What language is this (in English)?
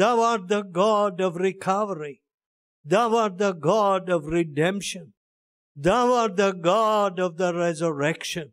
English